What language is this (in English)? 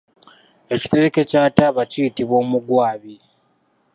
Ganda